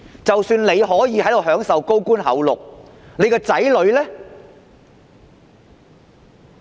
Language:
Cantonese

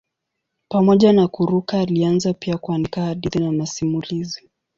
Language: Swahili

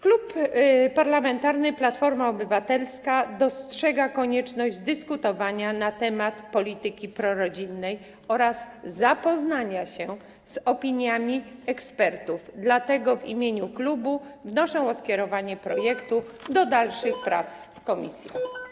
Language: Polish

